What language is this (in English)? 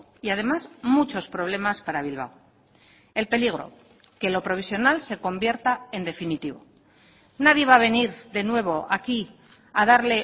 Spanish